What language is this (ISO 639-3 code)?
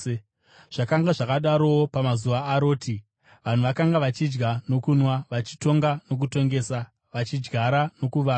sna